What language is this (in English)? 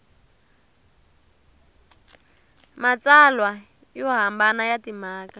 Tsonga